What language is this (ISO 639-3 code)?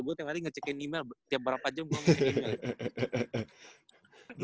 ind